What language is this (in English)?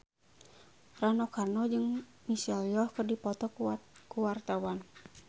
Sundanese